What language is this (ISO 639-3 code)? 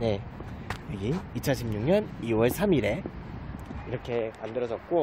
kor